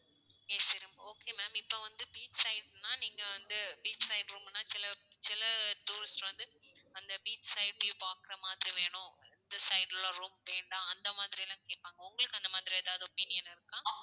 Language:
Tamil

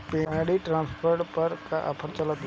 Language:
Bhojpuri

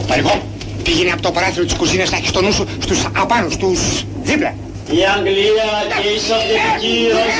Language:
Greek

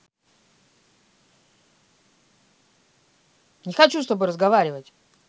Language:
Russian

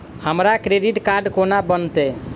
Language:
Maithili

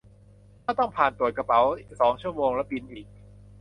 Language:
Thai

